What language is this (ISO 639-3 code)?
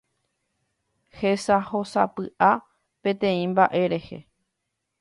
grn